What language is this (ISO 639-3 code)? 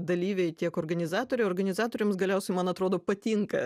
lit